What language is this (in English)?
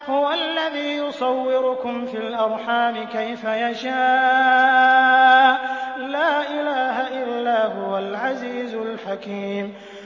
Arabic